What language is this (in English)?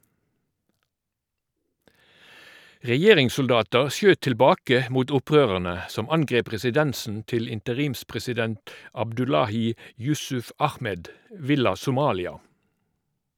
Norwegian